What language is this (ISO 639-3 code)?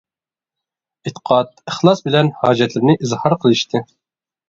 uig